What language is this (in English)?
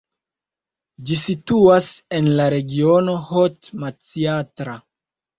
Esperanto